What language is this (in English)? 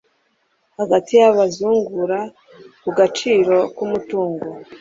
Kinyarwanda